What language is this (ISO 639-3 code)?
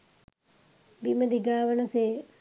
sin